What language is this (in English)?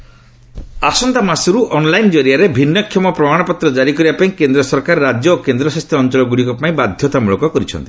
Odia